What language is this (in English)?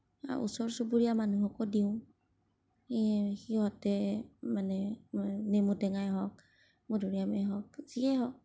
Assamese